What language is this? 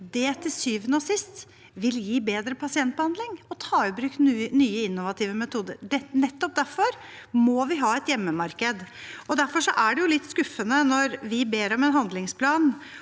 Norwegian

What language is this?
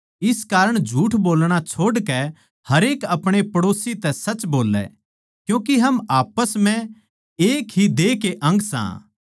Haryanvi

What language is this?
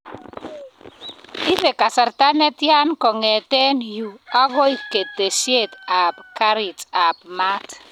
Kalenjin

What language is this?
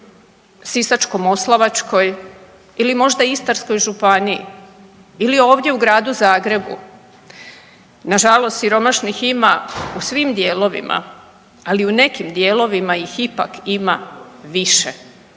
Croatian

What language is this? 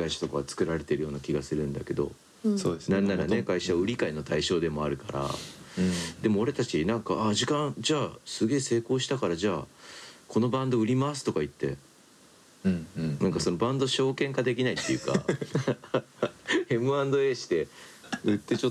Japanese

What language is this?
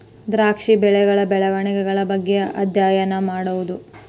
Kannada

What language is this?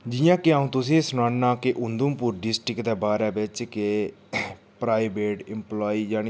Dogri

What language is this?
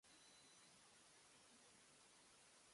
Japanese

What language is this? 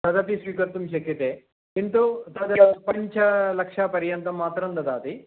Sanskrit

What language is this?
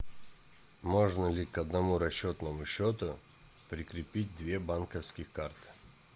Russian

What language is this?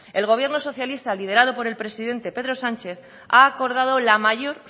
Spanish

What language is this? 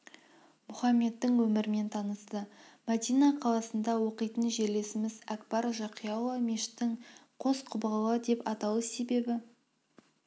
Kazakh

